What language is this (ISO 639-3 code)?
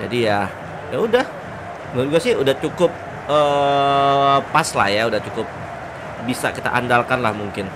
ind